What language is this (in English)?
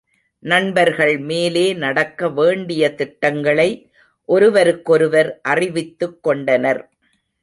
Tamil